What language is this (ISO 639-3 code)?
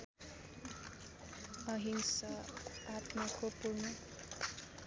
nep